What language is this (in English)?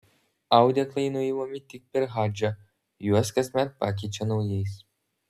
Lithuanian